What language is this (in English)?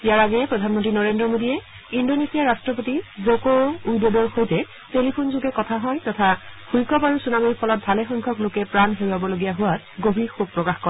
Assamese